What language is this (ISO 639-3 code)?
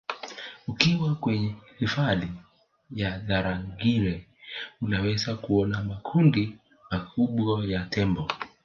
swa